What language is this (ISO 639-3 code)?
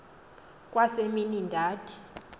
xho